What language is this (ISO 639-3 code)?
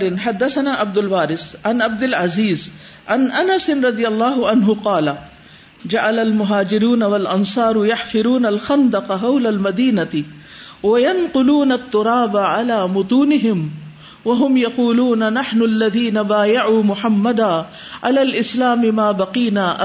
urd